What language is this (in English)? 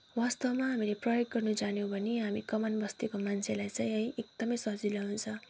Nepali